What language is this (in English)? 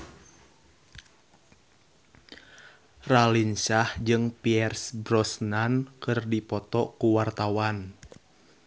Sundanese